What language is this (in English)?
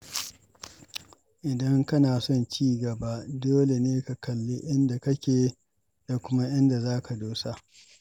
Hausa